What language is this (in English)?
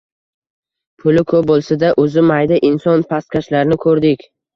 Uzbek